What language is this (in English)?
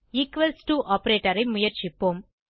Tamil